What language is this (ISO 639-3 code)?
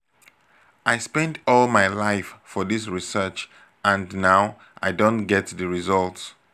pcm